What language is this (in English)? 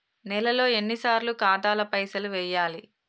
Telugu